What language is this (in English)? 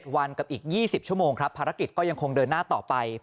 Thai